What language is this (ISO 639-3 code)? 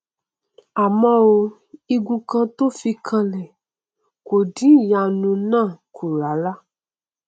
yor